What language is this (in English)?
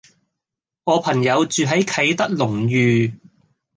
Cantonese